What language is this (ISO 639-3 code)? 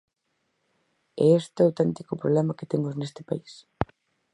glg